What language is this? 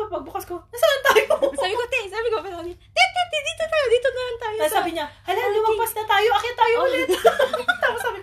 Filipino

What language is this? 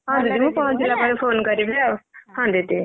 Odia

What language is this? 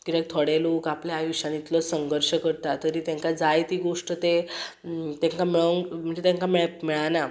Konkani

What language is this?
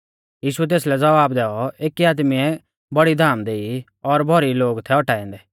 Mahasu Pahari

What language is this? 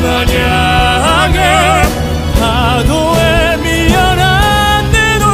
Korean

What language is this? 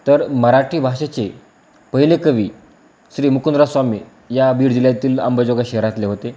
Marathi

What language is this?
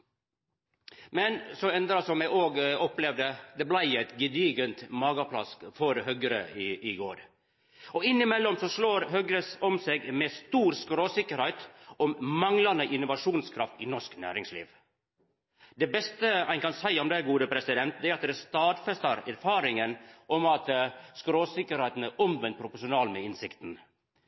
Norwegian Nynorsk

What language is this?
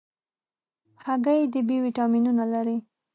Pashto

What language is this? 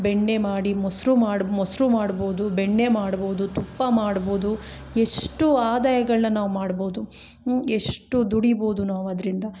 Kannada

